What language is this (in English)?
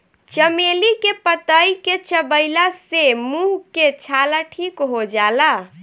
Bhojpuri